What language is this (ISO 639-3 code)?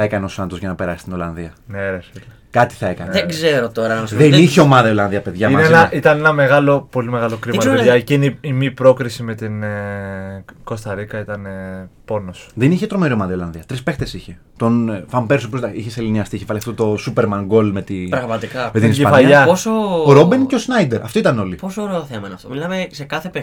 ell